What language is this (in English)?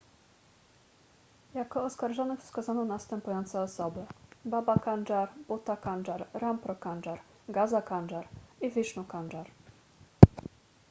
Polish